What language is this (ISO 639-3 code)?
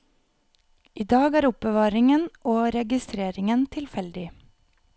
nor